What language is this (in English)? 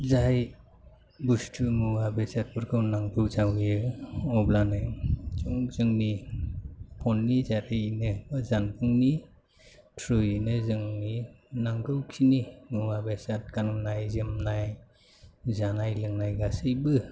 Bodo